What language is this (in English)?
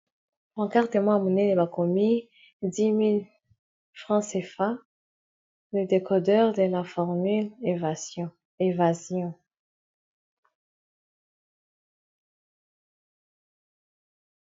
Lingala